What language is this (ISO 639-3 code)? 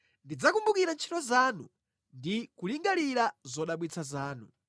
nya